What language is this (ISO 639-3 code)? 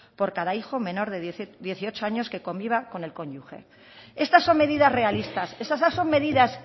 spa